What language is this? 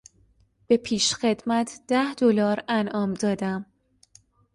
Persian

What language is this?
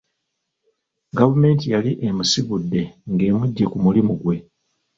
Ganda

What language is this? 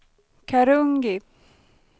Swedish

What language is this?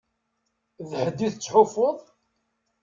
Kabyle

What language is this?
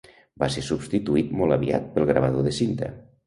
Catalan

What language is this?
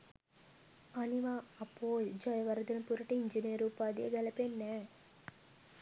Sinhala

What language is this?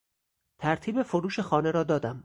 Persian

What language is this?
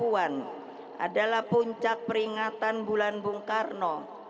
Indonesian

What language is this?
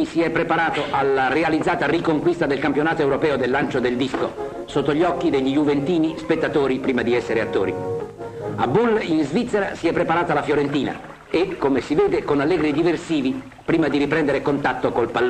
Italian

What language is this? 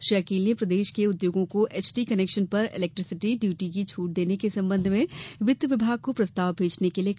Hindi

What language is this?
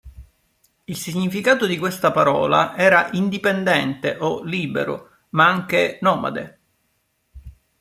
Italian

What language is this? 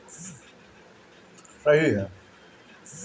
Bhojpuri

